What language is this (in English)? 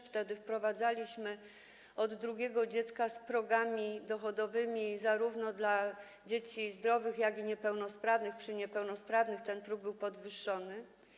Polish